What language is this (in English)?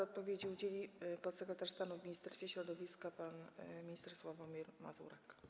Polish